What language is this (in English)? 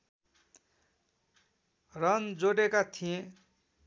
Nepali